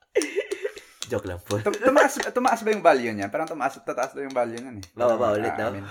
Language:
Filipino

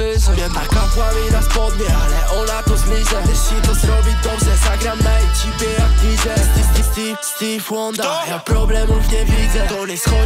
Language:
Polish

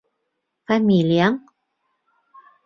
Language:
Bashkir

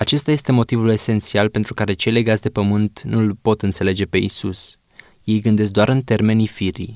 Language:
Romanian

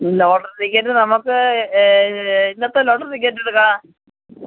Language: Malayalam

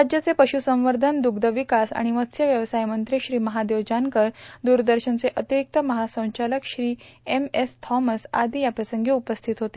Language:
Marathi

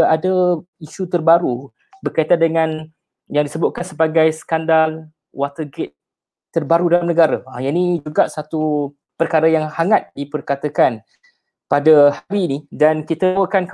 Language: Malay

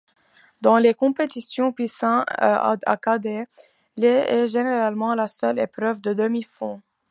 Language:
French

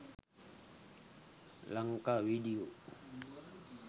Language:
Sinhala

